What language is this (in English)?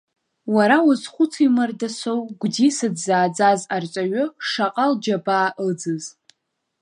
Abkhazian